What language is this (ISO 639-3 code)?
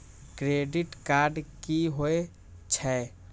mai